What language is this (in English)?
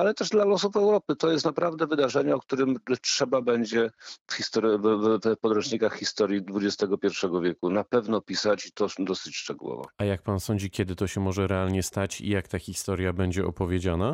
Polish